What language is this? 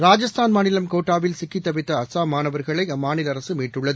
Tamil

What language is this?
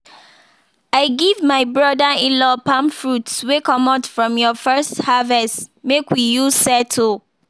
Nigerian Pidgin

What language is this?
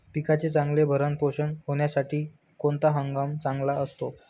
Marathi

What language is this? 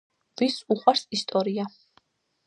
Georgian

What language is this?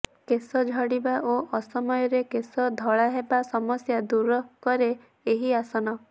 Odia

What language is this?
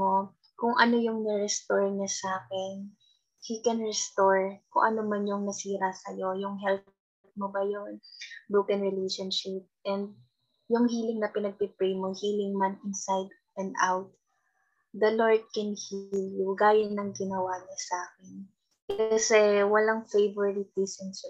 Filipino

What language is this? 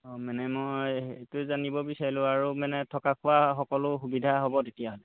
Assamese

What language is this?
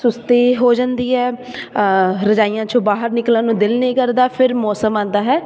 Punjabi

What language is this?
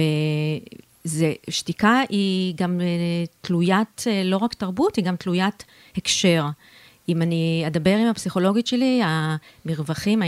Hebrew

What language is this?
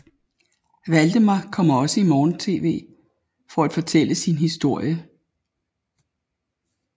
Danish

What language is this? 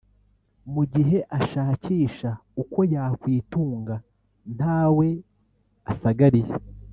Kinyarwanda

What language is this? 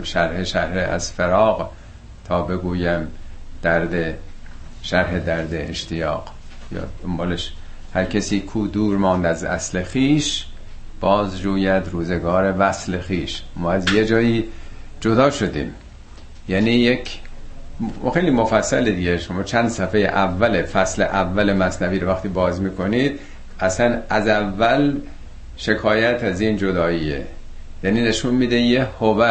Persian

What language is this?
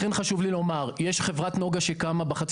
Hebrew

